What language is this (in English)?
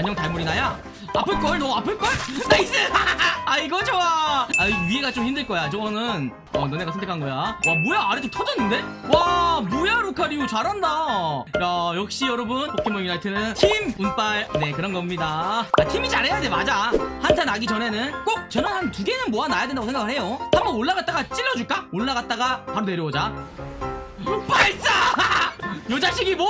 Korean